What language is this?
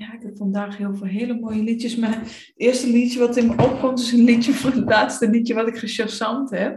Dutch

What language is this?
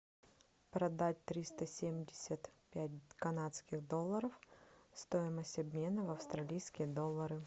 Russian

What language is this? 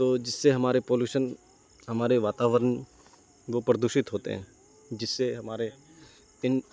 Urdu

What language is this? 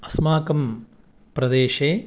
Sanskrit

